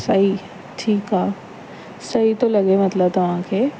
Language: Sindhi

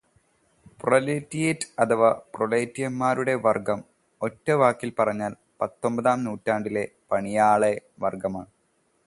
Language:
Malayalam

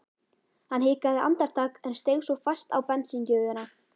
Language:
Icelandic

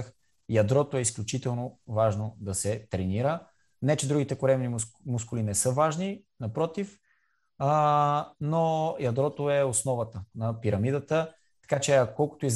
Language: Bulgarian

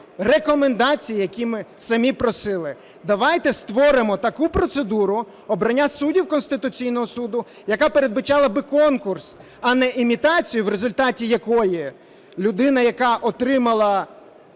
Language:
Ukrainian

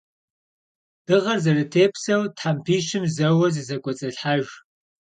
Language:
Kabardian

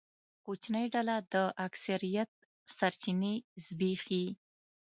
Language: Pashto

